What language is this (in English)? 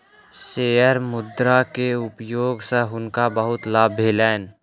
Maithili